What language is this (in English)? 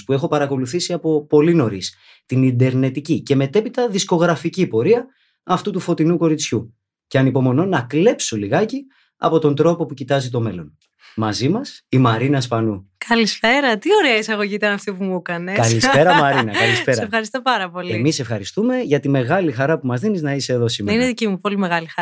Greek